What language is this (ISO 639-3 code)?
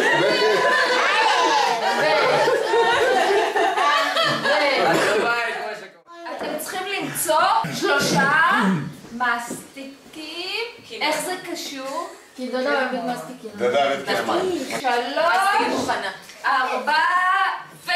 heb